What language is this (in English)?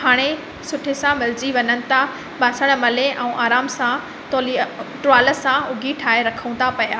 Sindhi